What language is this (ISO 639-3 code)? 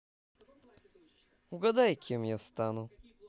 rus